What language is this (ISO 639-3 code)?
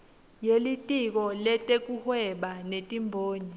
ssw